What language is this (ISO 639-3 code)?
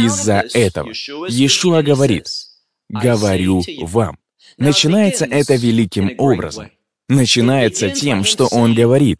rus